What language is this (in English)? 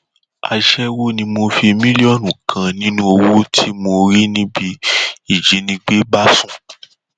Yoruba